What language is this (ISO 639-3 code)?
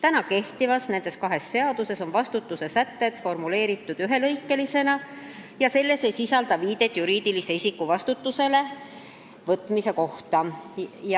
est